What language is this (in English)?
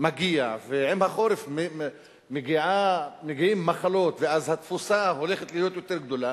Hebrew